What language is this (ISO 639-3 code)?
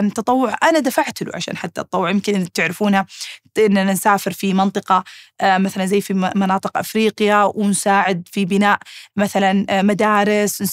ara